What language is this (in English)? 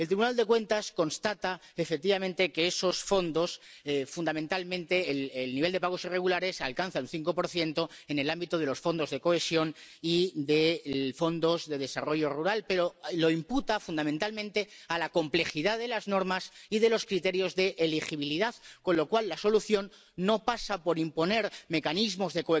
Spanish